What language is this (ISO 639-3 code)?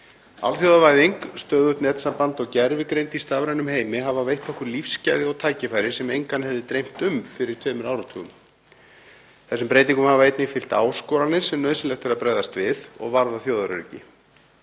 isl